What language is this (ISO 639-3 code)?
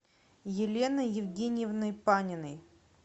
rus